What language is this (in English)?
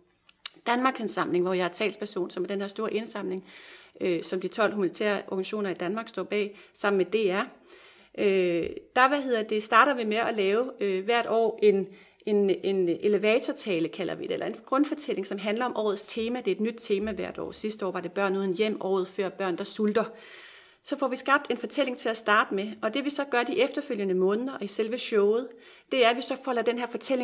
Danish